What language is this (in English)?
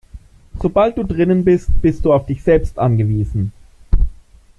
German